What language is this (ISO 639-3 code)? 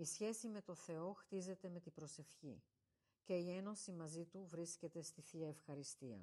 ell